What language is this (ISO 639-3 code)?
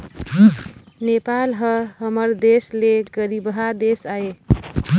hne